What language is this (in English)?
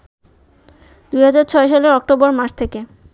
Bangla